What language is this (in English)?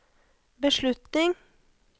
Norwegian